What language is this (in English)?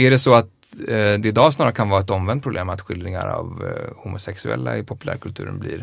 Swedish